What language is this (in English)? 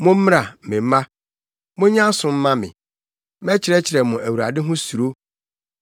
Akan